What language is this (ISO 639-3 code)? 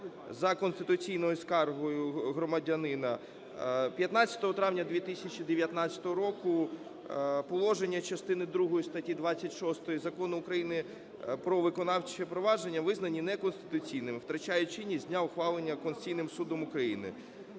ukr